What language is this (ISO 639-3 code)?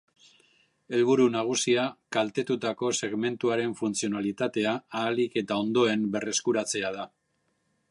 eus